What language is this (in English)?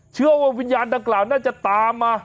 Thai